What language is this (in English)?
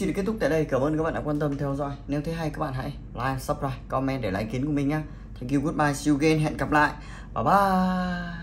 Vietnamese